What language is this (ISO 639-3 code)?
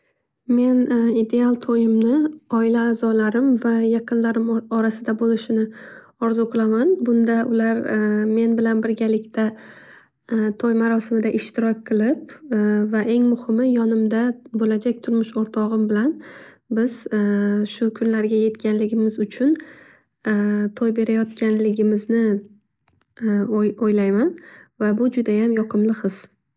uzb